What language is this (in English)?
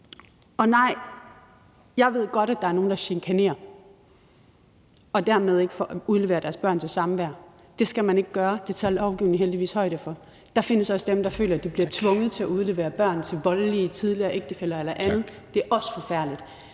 Danish